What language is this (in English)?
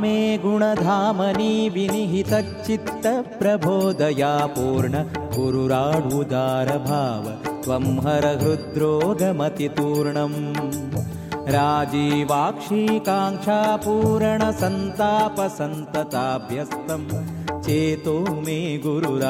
Kannada